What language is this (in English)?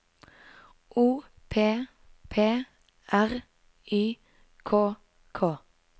Norwegian